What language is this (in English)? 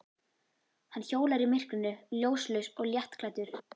Icelandic